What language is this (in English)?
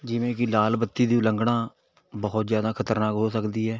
Punjabi